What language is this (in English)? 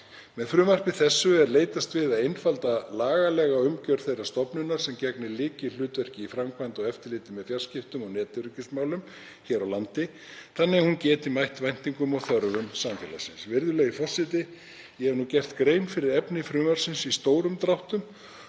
Icelandic